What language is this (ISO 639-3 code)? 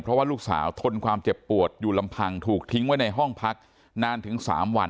tha